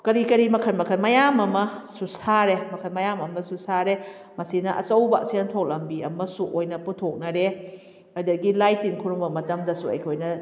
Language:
Manipuri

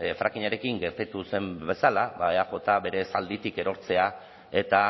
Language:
Basque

